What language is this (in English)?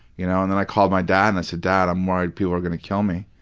English